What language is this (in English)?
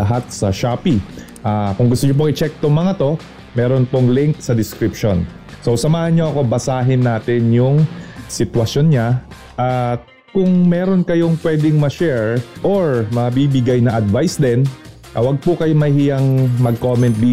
Filipino